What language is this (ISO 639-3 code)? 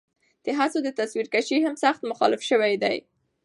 pus